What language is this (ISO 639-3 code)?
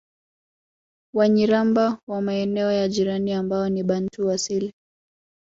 swa